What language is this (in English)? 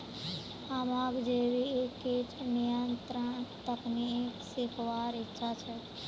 Magahi